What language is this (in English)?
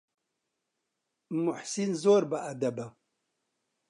Central Kurdish